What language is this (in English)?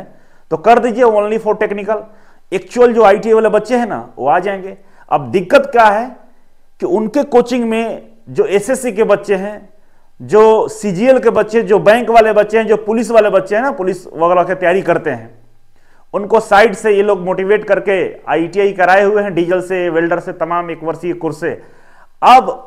Hindi